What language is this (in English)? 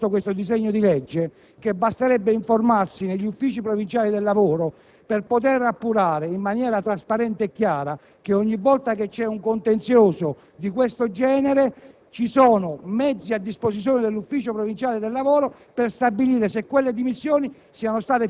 Italian